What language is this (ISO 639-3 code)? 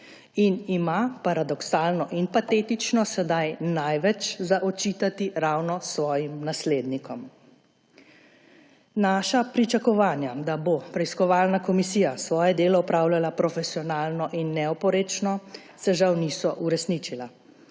slv